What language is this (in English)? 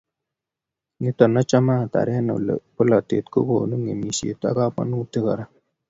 Kalenjin